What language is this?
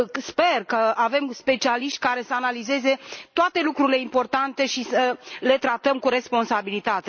Romanian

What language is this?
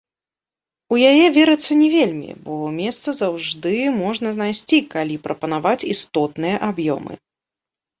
Belarusian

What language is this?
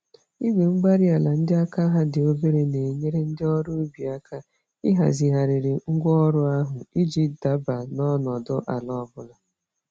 Igbo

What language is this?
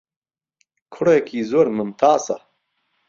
Central Kurdish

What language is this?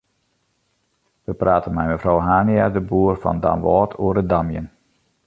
Western Frisian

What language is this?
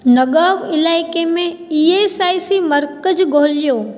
Sindhi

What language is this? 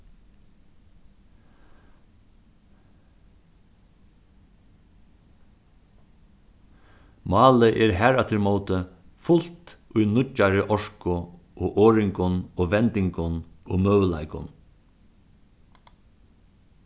Faroese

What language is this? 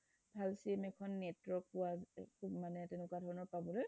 Assamese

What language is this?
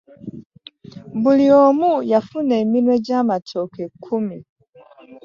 Ganda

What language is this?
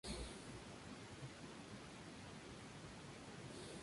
Spanish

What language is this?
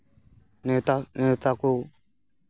Santali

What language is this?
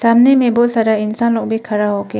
Hindi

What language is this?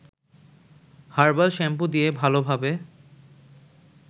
Bangla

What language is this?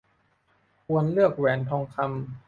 Thai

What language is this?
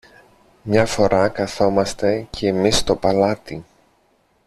Greek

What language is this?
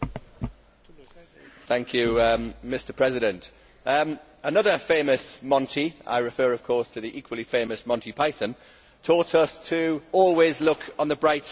English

